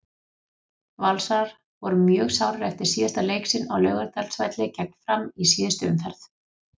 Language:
Icelandic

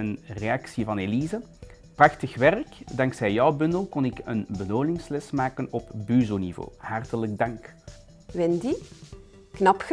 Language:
Dutch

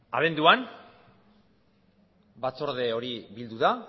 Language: Basque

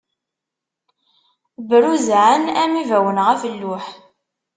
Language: Kabyle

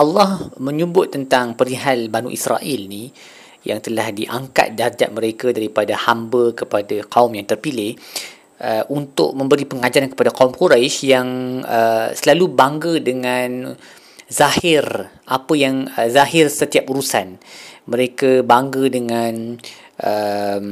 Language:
Malay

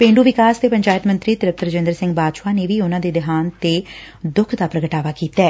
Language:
Punjabi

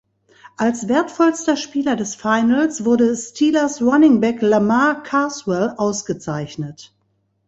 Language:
German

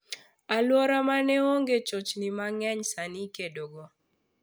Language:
Luo (Kenya and Tanzania)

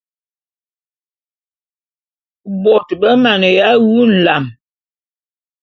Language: Bulu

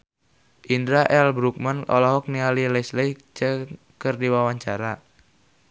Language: Sundanese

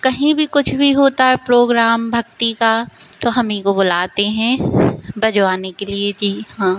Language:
Hindi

